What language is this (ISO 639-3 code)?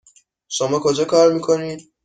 fas